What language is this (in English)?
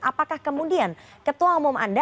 Indonesian